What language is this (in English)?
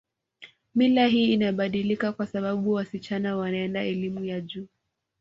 Swahili